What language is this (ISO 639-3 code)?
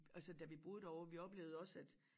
dan